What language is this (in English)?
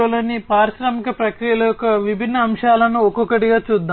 Telugu